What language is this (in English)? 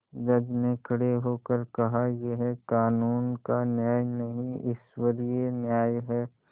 Hindi